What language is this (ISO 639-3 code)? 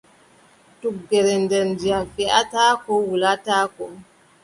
fub